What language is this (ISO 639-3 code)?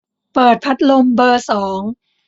tha